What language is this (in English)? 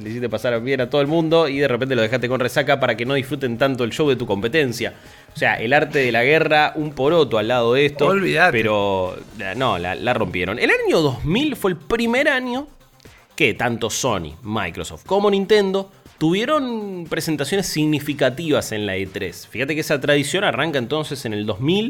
Spanish